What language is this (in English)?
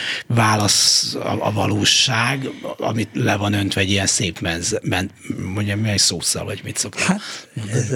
Hungarian